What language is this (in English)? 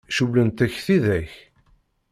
Kabyle